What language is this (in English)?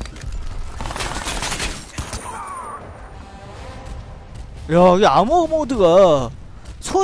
Korean